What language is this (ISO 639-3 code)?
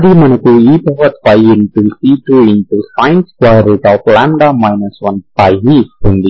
tel